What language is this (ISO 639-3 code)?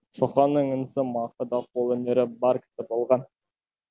kaz